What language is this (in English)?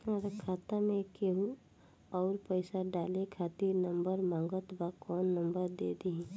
Bhojpuri